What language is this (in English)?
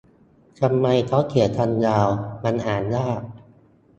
Thai